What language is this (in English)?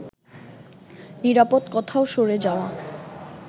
Bangla